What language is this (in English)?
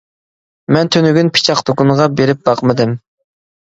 Uyghur